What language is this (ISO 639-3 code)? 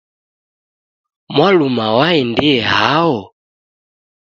dav